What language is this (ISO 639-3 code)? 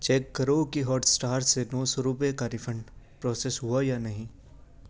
urd